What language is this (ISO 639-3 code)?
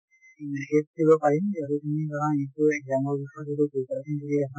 asm